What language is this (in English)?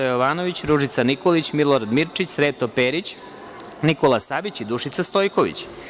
Serbian